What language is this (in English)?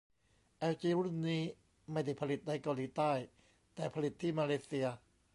Thai